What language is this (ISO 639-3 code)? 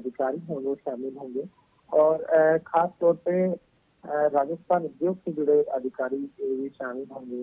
hin